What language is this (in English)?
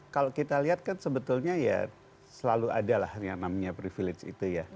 Indonesian